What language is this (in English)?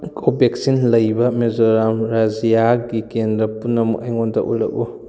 Manipuri